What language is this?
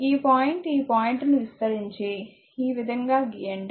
Telugu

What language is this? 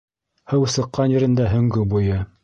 Bashkir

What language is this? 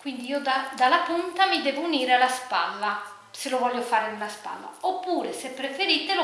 Italian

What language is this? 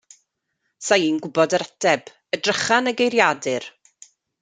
Welsh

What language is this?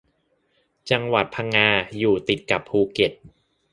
Thai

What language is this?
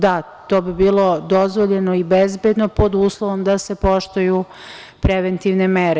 Serbian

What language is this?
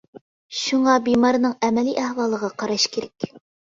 Uyghur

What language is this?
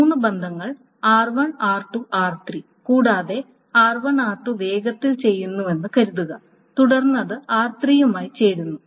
Malayalam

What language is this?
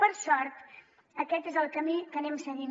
Catalan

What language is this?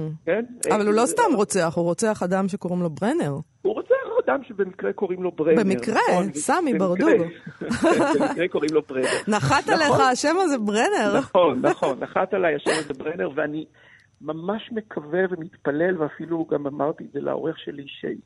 Hebrew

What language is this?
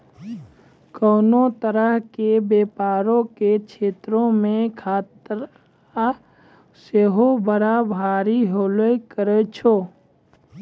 Maithili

